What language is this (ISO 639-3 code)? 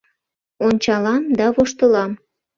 chm